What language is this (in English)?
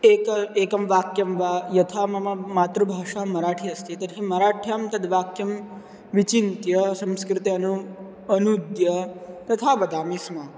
Sanskrit